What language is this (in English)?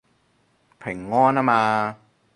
Cantonese